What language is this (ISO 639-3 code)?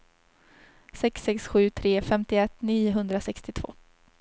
swe